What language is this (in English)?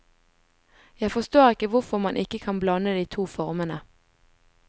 Norwegian